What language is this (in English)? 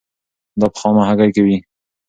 Pashto